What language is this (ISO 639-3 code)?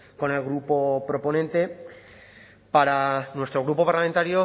spa